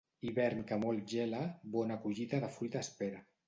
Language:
Catalan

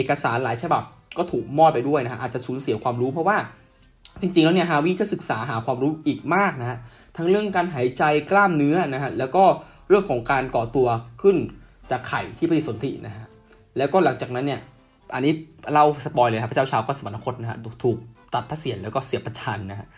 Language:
Thai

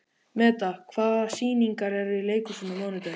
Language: Icelandic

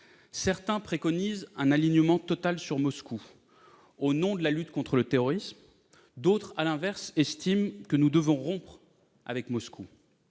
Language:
French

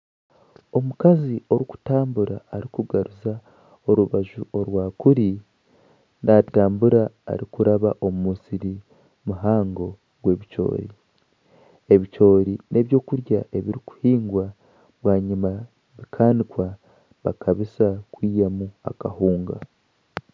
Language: Nyankole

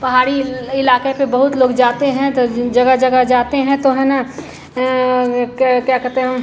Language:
Hindi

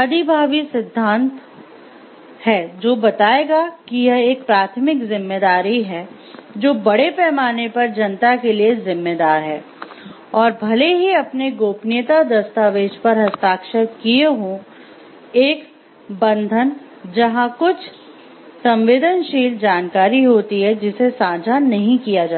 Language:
Hindi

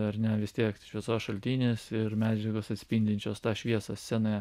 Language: Lithuanian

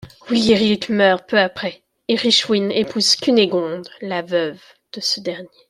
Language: French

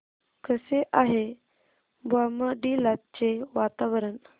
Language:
Marathi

